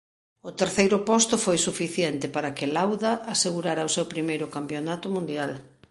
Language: Galician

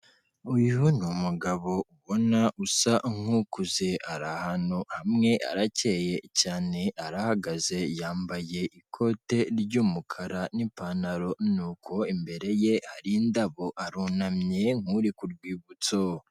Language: Kinyarwanda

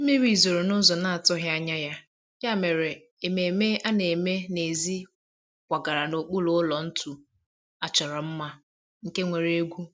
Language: Igbo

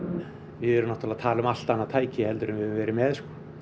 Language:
Icelandic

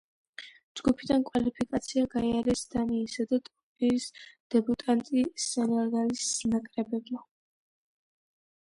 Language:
Georgian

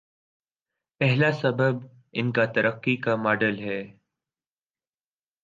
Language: Urdu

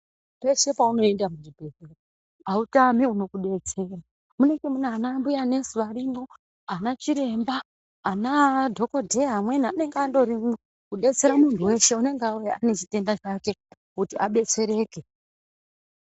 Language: Ndau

